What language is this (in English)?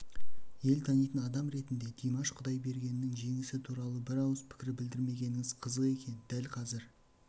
Kazakh